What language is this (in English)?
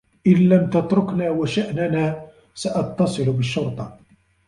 Arabic